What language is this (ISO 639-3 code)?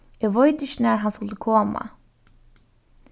fao